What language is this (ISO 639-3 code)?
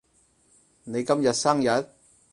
yue